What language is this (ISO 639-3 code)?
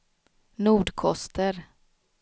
swe